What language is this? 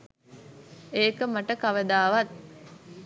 Sinhala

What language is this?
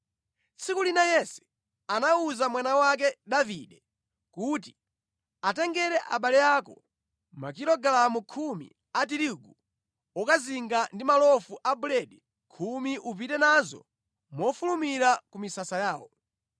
Nyanja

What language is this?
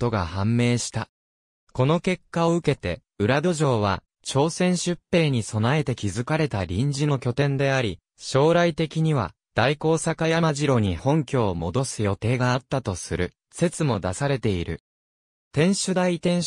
Japanese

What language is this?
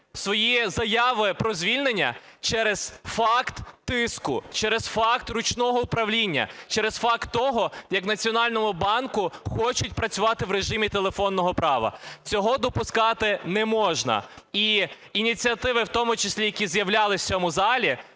Ukrainian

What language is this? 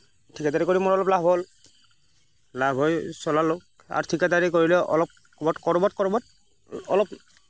Assamese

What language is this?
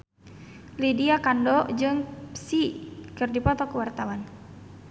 Sundanese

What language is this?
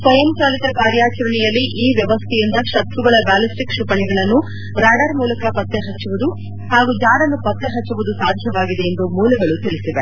Kannada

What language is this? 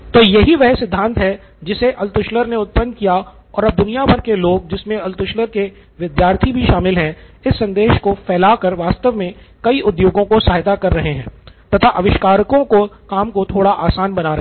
Hindi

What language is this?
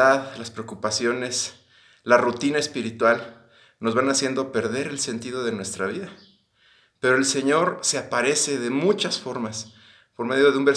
Spanish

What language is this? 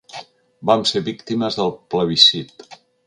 Catalan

